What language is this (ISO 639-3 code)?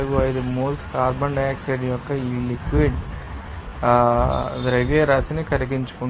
tel